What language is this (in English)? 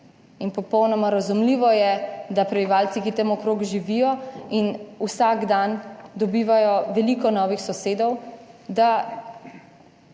Slovenian